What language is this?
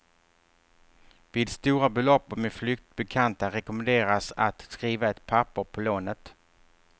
Swedish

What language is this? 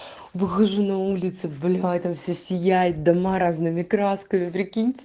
Russian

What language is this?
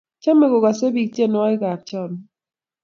Kalenjin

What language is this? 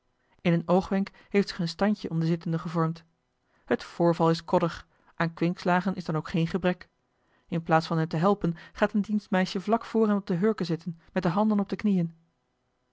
Dutch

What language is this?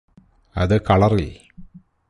Malayalam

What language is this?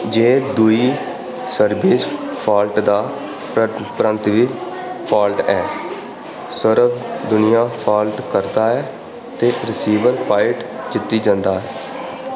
Dogri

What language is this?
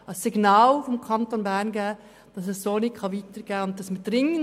Swiss German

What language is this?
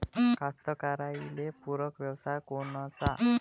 Marathi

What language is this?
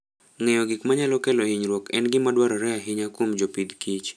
Luo (Kenya and Tanzania)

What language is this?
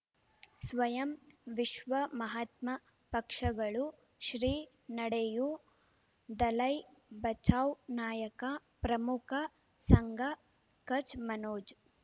Kannada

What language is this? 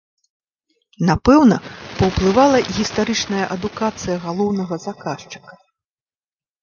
Belarusian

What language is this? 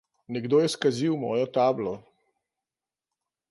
Slovenian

